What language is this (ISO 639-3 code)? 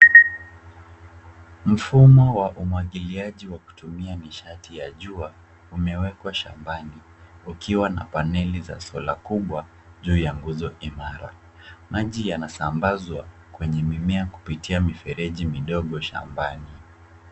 swa